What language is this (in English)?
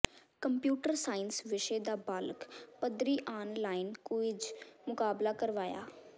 Punjabi